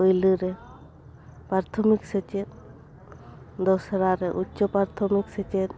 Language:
Santali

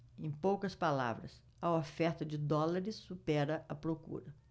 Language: Portuguese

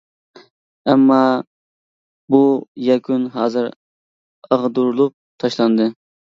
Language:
Uyghur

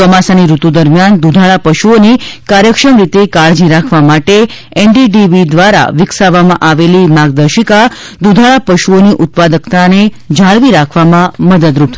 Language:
Gujarati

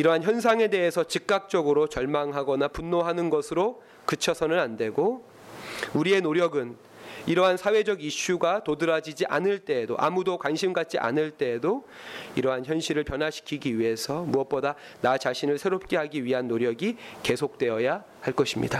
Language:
Korean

